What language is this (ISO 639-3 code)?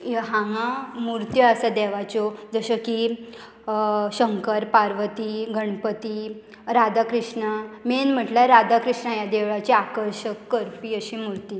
kok